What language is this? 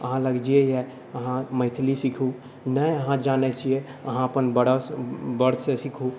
Maithili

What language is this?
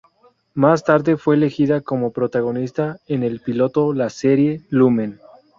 Spanish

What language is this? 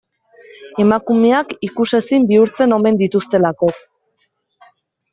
Basque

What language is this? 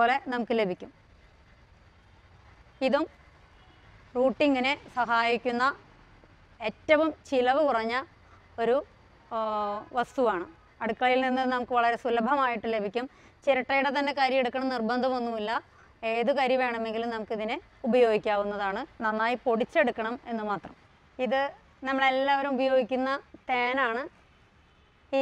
Turkish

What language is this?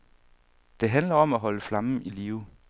Danish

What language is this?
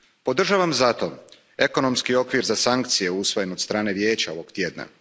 Croatian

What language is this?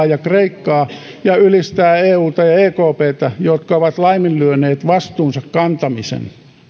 Finnish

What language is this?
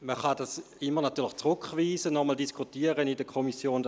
Swiss German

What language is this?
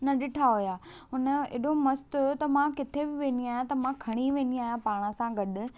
Sindhi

